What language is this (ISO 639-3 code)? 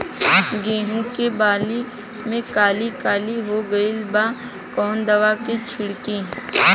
bho